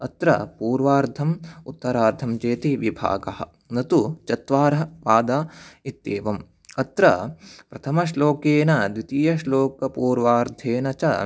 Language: Sanskrit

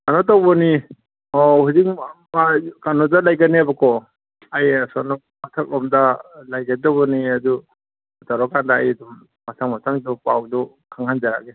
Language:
Manipuri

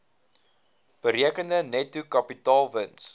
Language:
Afrikaans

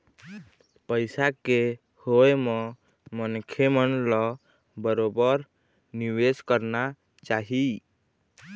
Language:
Chhattisgarhi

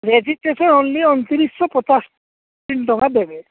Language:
Odia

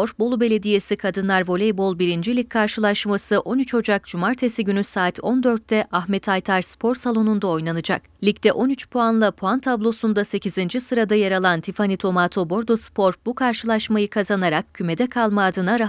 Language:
Turkish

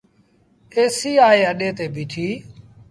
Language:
Sindhi Bhil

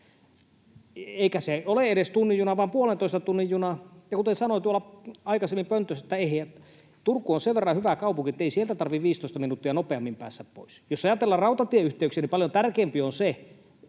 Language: Finnish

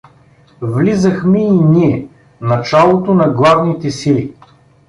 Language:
Bulgarian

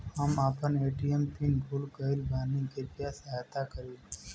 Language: Bhojpuri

